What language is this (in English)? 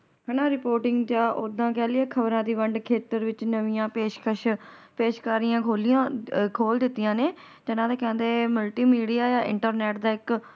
Punjabi